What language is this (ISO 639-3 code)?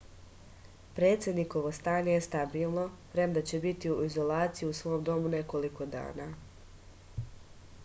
srp